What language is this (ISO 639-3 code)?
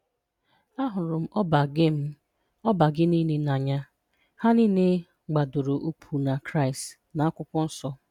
ibo